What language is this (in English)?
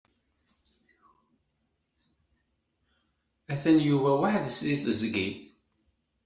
Kabyle